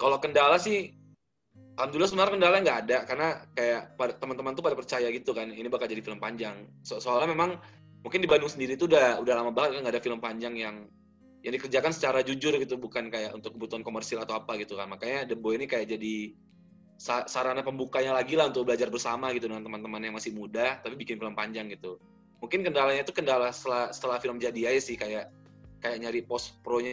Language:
Indonesian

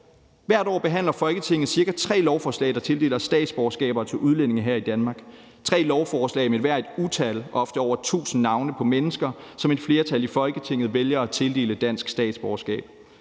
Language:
Danish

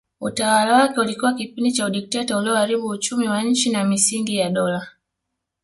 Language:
Swahili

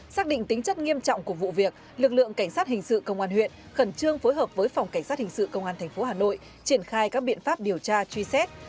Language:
Vietnamese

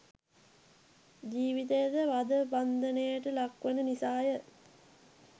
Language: Sinhala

